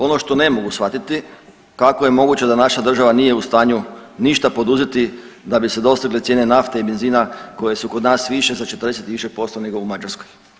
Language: Croatian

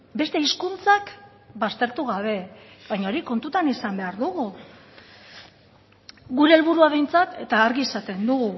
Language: Basque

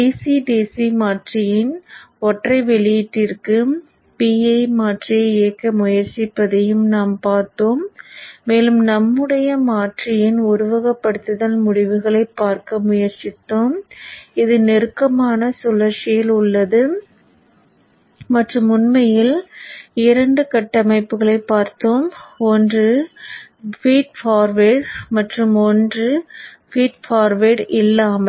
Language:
Tamil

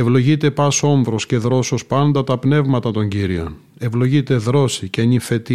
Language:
Greek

